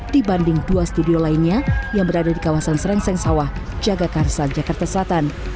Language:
Indonesian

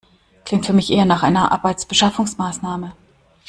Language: German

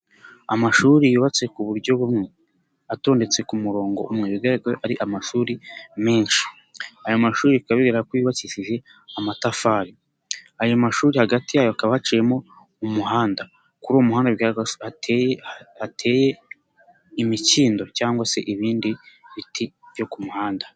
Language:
Kinyarwanda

